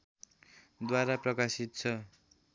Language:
Nepali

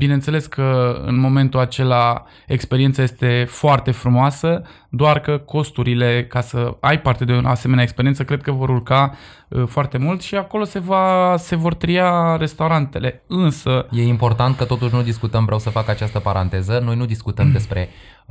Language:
Romanian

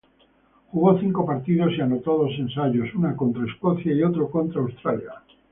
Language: Spanish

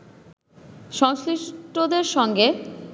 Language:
Bangla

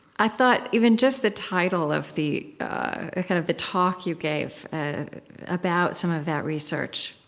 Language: English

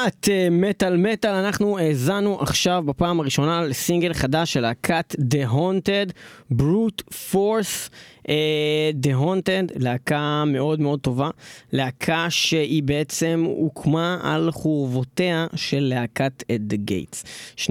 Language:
Hebrew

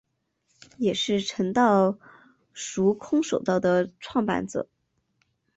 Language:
Chinese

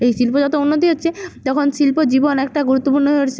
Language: Bangla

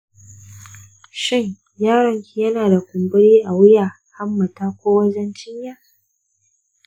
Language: Hausa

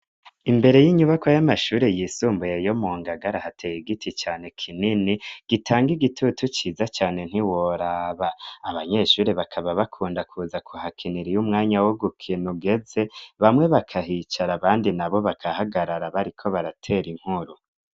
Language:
Rundi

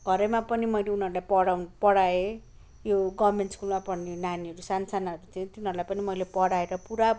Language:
Nepali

